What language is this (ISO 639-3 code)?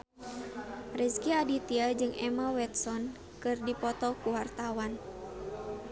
sun